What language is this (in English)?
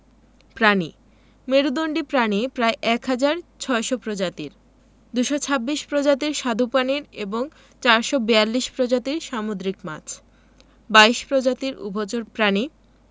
Bangla